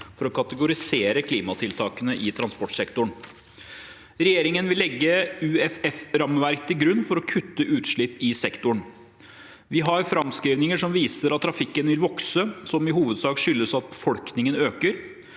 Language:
Norwegian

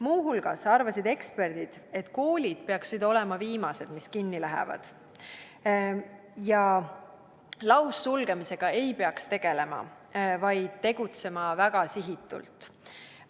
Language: Estonian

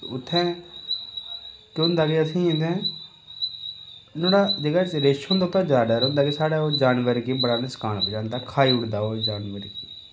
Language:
Dogri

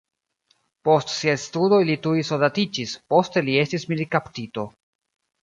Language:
Esperanto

